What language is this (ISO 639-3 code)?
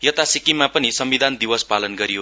nep